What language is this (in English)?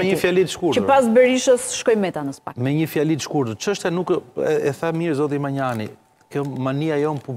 Romanian